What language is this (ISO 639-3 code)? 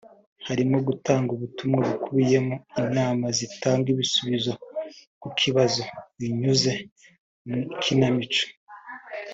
kin